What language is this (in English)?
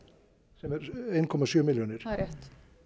Icelandic